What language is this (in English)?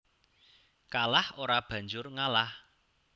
Javanese